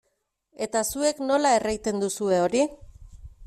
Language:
Basque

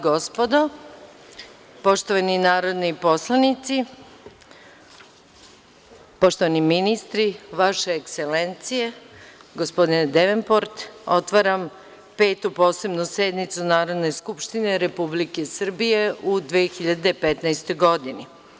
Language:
Serbian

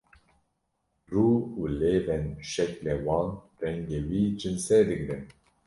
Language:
Kurdish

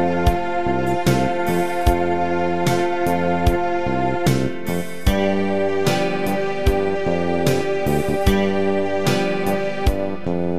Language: Vietnamese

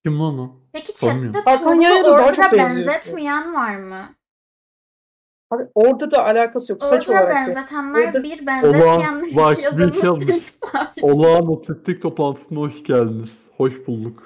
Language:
Turkish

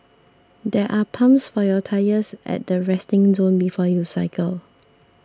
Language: English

